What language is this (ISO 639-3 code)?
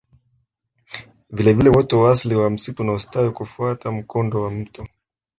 swa